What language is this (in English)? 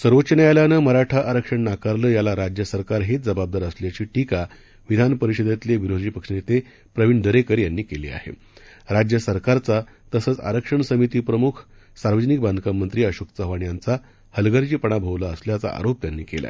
Marathi